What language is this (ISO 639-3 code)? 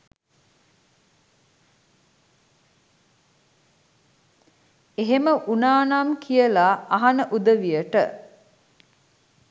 sin